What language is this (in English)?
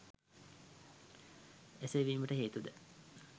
Sinhala